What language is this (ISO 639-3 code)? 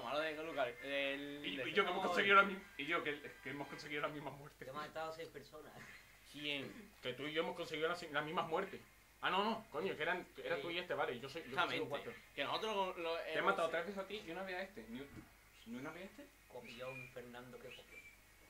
spa